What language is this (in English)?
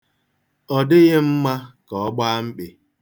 Igbo